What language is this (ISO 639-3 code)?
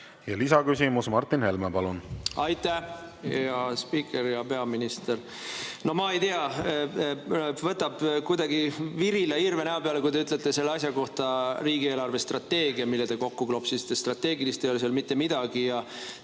est